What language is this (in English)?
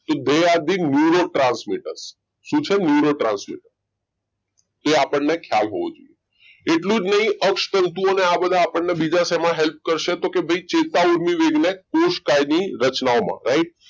Gujarati